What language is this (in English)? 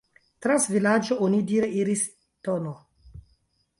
Esperanto